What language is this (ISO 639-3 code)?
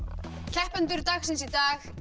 isl